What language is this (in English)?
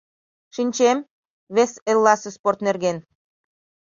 Mari